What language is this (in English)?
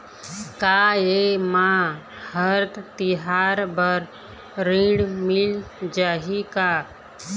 Chhattisgarhi